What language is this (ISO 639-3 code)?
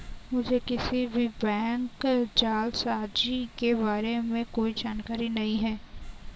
hin